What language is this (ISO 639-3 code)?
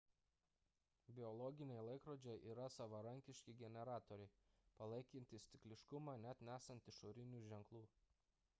lit